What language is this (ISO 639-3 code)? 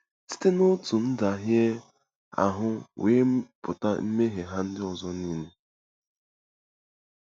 ibo